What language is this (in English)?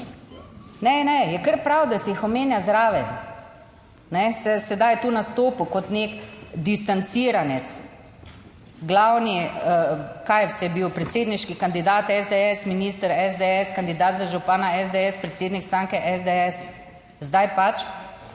Slovenian